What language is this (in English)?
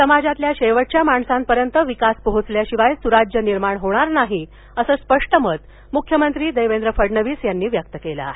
Marathi